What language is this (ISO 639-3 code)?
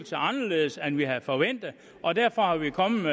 dan